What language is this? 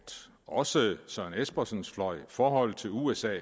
Danish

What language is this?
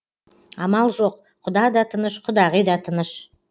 Kazakh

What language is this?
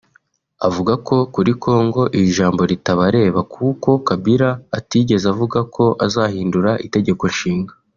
Kinyarwanda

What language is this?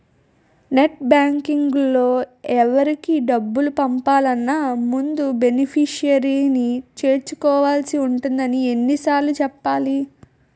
Telugu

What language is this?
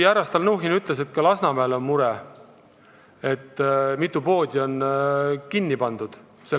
Estonian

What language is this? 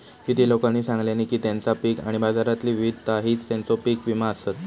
Marathi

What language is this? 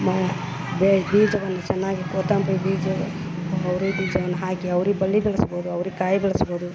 Kannada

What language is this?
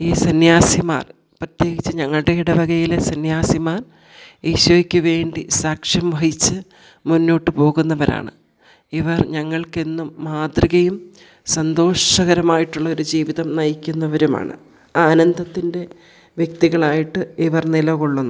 Malayalam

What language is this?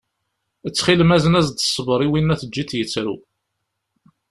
Kabyle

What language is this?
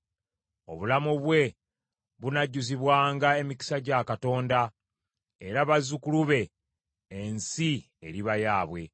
Ganda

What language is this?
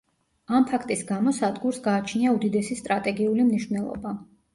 Georgian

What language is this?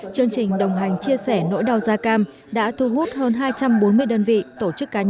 Vietnamese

